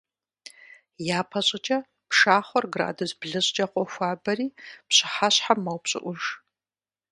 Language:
Kabardian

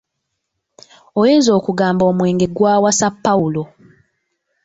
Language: Ganda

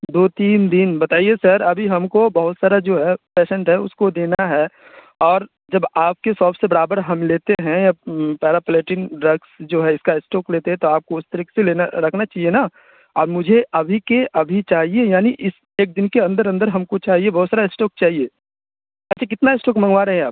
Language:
Urdu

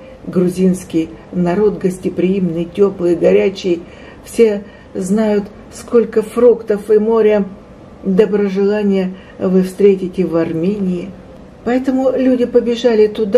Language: Russian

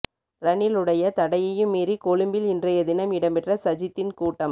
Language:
Tamil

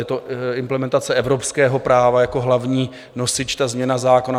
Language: Czech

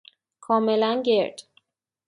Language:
Persian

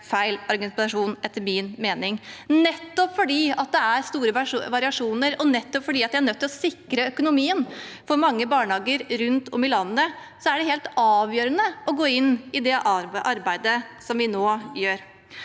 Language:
Norwegian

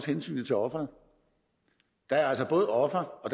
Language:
Danish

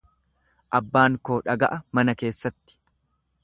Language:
Oromo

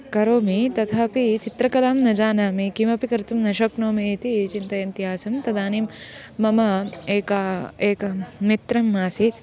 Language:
Sanskrit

